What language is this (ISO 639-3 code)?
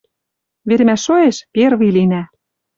mrj